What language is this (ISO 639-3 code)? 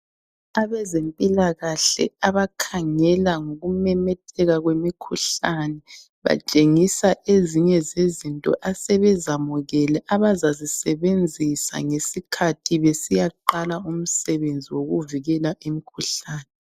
nde